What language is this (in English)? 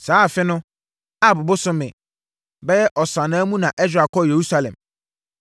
Akan